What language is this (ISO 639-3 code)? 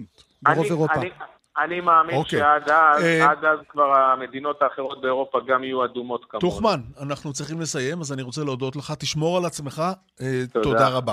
heb